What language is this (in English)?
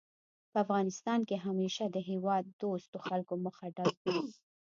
Pashto